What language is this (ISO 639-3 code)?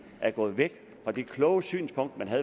dan